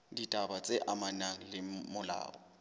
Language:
Southern Sotho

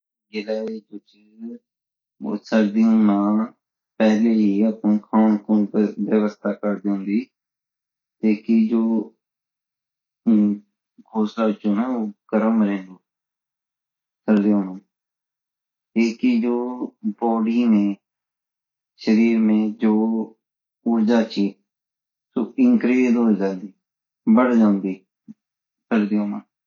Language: Garhwali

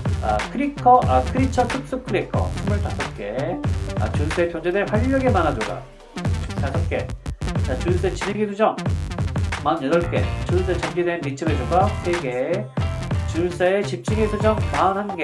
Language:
Korean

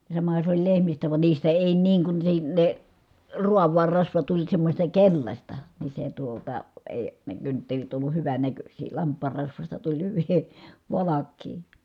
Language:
Finnish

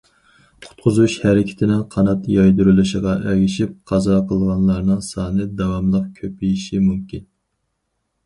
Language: Uyghur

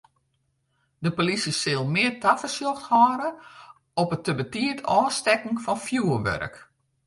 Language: Western Frisian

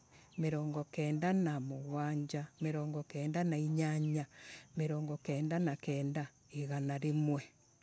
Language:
Embu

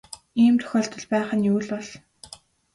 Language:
Mongolian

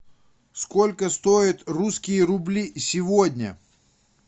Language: Russian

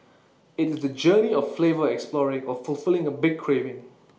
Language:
English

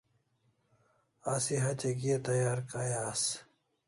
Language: Kalasha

